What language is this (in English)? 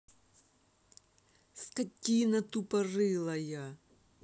Russian